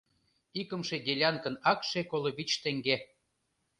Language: Mari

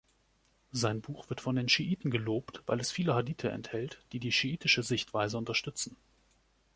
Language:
German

